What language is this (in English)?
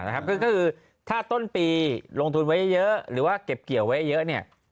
Thai